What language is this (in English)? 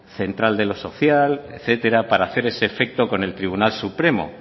Spanish